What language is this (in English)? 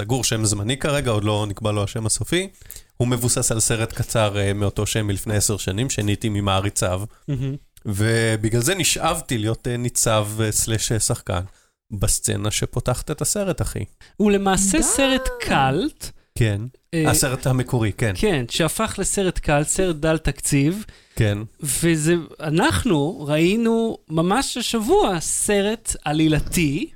Hebrew